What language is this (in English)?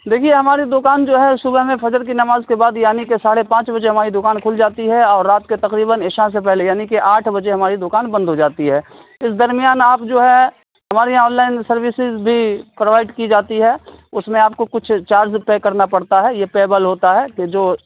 Urdu